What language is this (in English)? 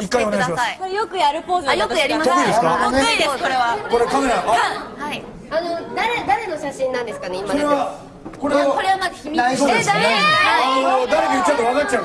Japanese